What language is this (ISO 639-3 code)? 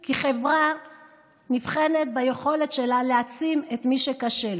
heb